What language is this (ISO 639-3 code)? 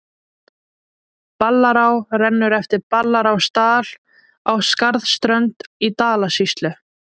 isl